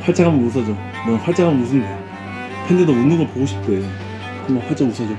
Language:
Korean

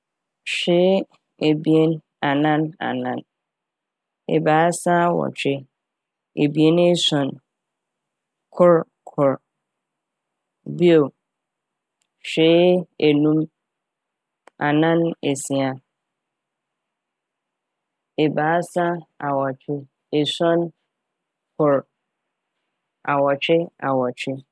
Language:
Akan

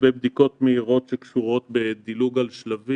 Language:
Hebrew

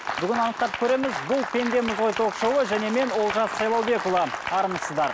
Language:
Kazakh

